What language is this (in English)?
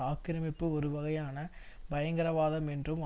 Tamil